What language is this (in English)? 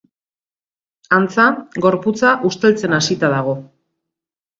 Basque